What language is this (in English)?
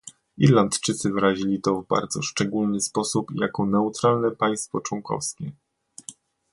Polish